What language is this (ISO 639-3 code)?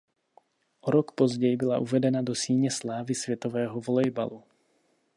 ces